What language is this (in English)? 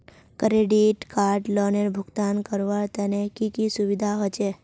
Magahi